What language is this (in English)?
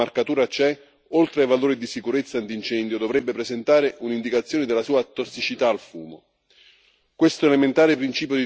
Italian